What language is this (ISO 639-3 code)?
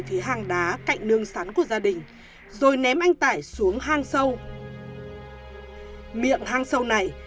vie